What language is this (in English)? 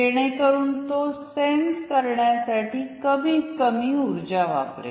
Marathi